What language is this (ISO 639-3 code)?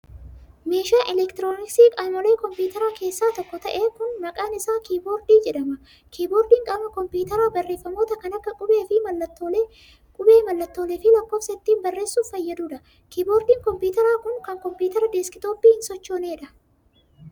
orm